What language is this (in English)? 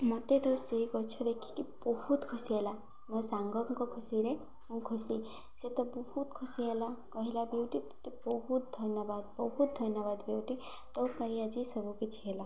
Odia